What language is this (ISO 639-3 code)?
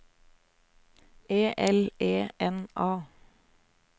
nor